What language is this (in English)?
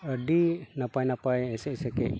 Santali